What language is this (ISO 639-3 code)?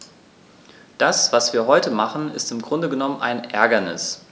deu